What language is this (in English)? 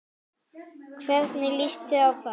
Icelandic